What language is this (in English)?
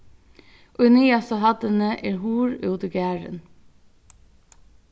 Faroese